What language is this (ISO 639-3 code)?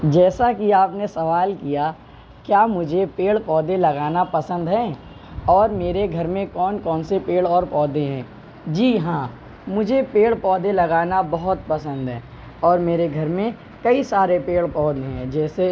urd